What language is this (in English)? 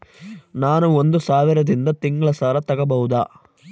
Kannada